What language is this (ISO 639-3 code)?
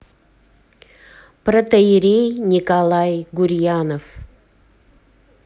rus